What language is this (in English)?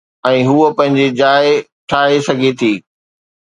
Sindhi